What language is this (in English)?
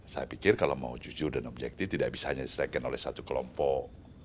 Indonesian